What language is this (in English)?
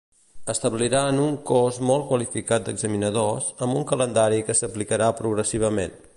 Catalan